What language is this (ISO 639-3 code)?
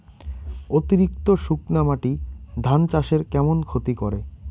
ben